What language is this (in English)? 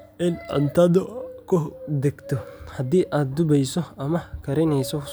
Somali